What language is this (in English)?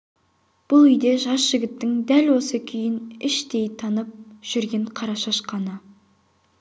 Kazakh